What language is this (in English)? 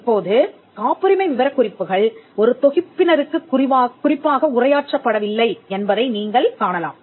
Tamil